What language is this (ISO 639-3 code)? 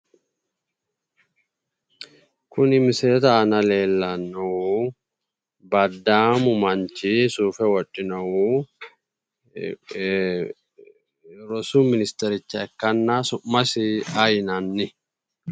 sid